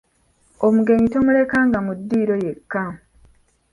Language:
Ganda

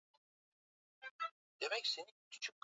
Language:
Swahili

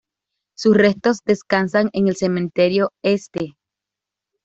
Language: Spanish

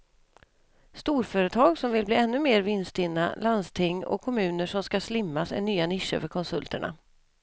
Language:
Swedish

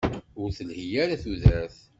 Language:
Kabyle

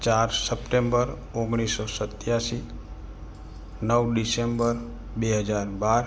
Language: Gujarati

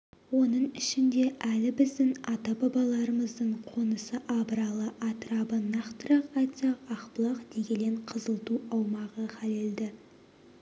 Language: Kazakh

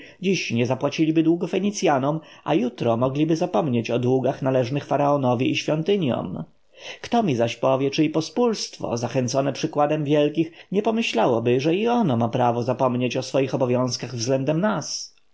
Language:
Polish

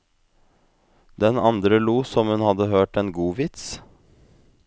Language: Norwegian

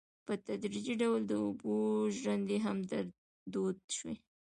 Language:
Pashto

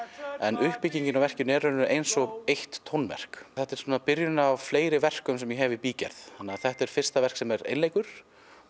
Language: Icelandic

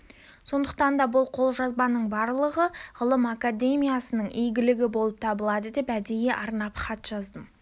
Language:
Kazakh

